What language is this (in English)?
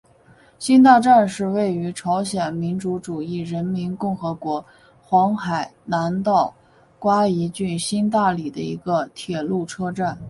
Chinese